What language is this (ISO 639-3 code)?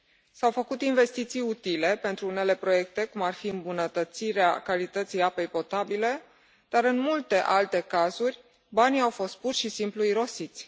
ron